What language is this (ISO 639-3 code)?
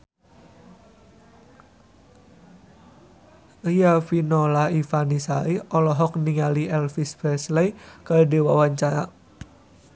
sun